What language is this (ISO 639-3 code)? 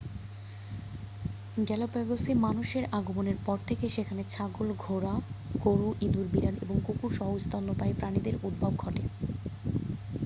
ben